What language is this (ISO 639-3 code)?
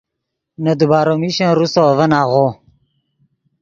ydg